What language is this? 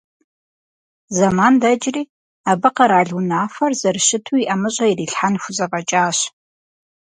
Kabardian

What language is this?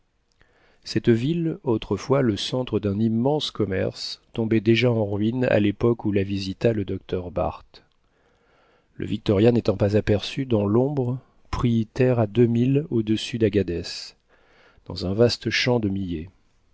French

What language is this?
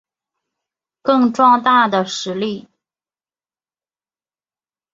Chinese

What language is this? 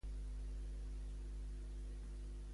Catalan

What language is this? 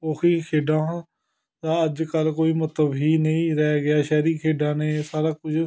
Punjabi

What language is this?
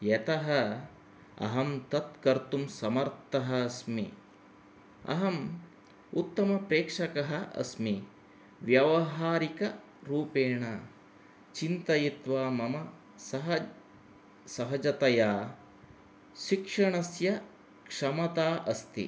Sanskrit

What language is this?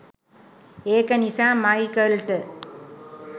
Sinhala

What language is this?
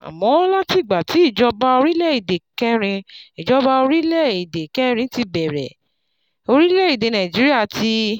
Yoruba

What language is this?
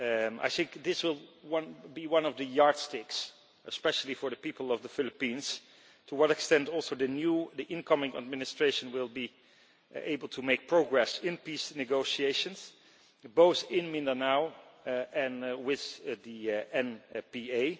English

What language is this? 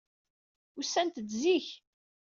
Kabyle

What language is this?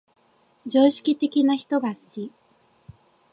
Japanese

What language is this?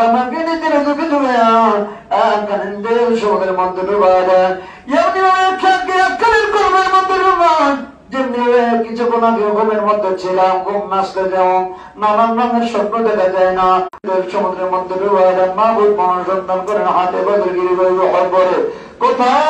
Bangla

